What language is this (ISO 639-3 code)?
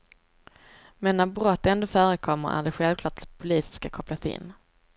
swe